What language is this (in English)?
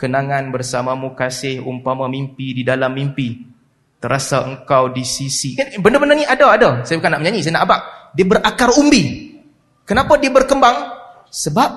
Malay